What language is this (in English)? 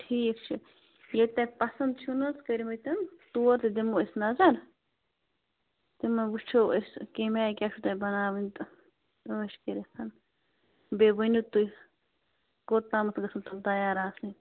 Kashmiri